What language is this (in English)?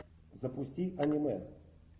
Russian